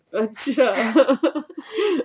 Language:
Punjabi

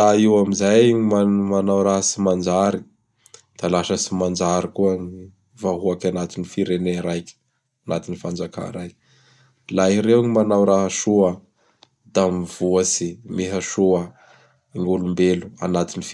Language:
Bara Malagasy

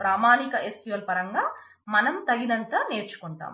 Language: Telugu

